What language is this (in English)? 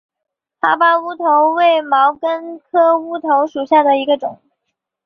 Chinese